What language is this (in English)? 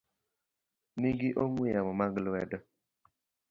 Luo (Kenya and Tanzania)